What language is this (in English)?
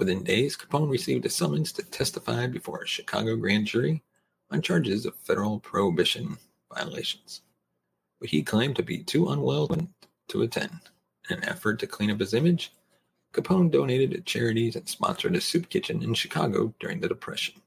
English